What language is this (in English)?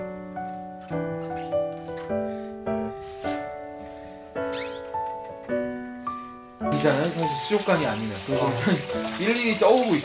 Korean